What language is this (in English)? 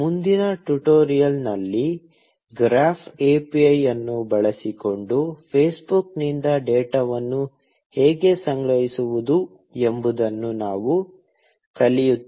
Kannada